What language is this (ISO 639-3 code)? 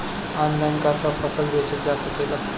bho